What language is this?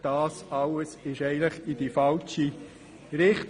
Swiss German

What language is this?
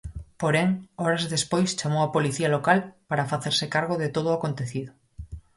Galician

